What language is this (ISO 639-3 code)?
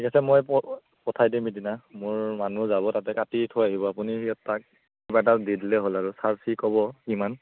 asm